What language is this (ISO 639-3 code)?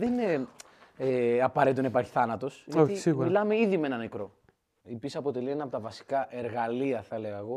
ell